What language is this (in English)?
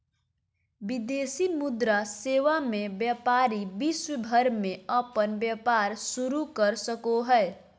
Magahi